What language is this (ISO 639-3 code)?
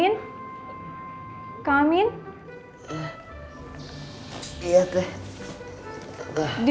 ind